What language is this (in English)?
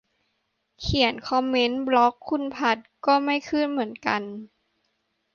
Thai